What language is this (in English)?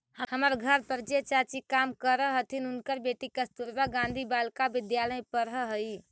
Magahi